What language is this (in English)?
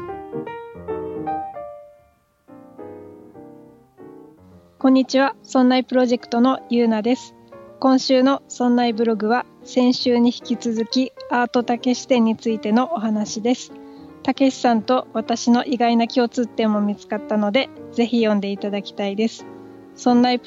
Japanese